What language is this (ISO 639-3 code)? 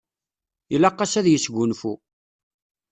kab